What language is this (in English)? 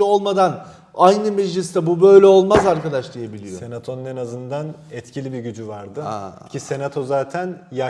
Turkish